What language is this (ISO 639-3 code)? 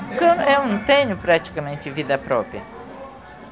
por